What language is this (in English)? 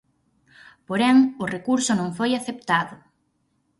Galician